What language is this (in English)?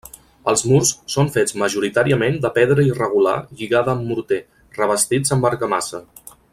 Catalan